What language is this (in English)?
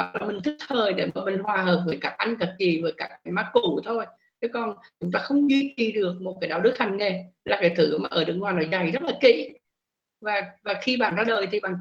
Vietnamese